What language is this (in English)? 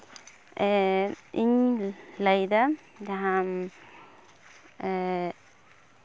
Santali